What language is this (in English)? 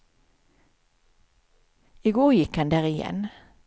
Swedish